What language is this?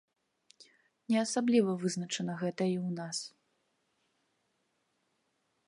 Belarusian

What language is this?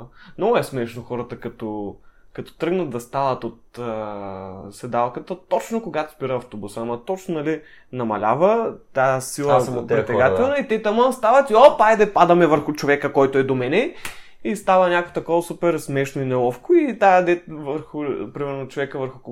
Bulgarian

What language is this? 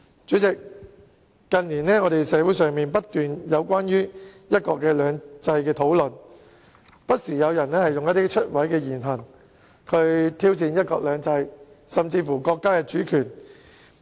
Cantonese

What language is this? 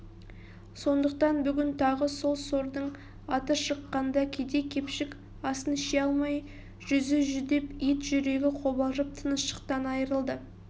Kazakh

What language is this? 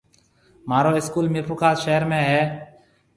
Marwari (Pakistan)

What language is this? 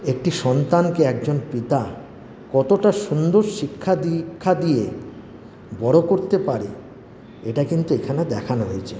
Bangla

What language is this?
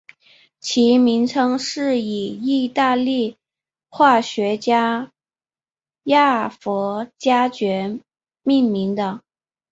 Chinese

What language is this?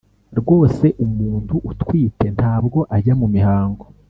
Kinyarwanda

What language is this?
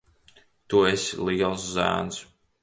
Latvian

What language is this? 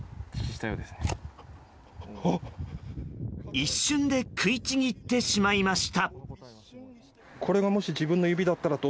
Japanese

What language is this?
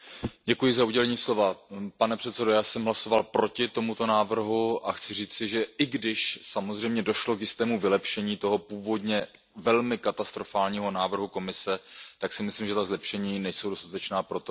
Czech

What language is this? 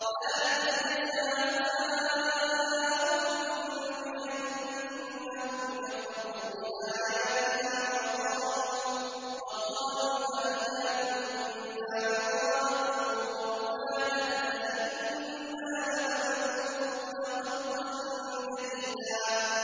Arabic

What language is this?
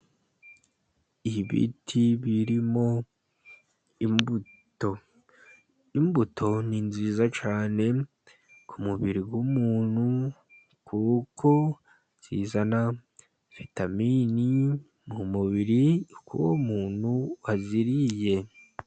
Kinyarwanda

